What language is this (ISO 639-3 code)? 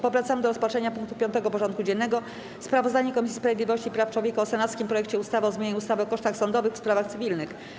pol